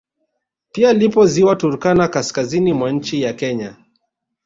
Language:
Swahili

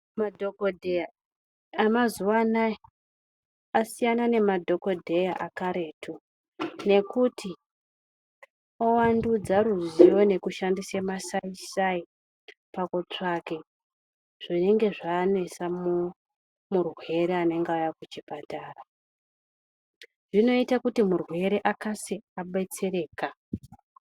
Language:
Ndau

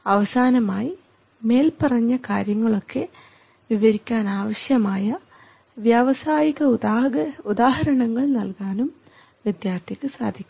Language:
Malayalam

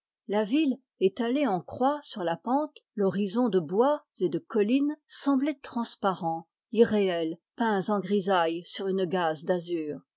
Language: French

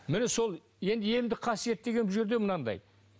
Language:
Kazakh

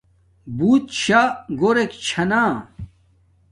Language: Domaaki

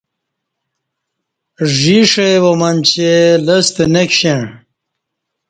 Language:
Kati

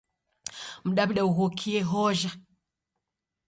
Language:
Taita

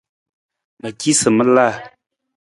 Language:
Nawdm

